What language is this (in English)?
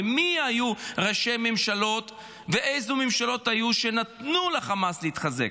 Hebrew